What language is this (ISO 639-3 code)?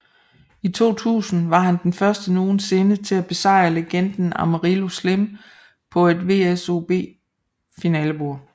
dan